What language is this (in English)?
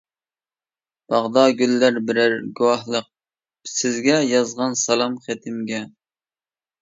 Uyghur